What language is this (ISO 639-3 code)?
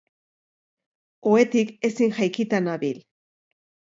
eus